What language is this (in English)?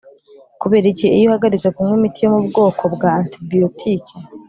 Kinyarwanda